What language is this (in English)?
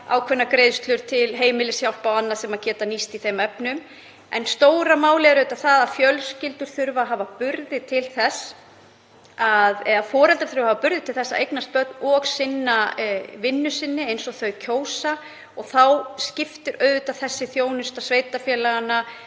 Icelandic